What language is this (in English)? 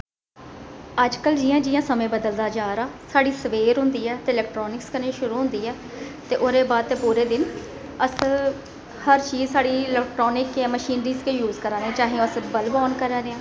Dogri